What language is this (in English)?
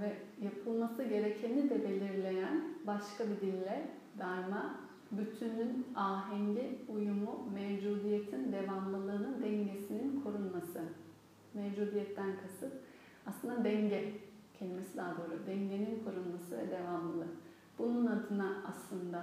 Turkish